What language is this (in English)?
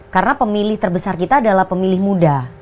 Indonesian